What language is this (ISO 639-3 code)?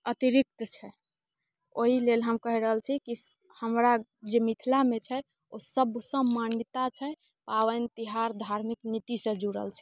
mai